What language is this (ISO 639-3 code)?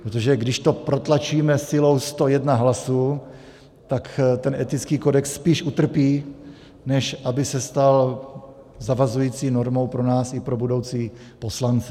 ces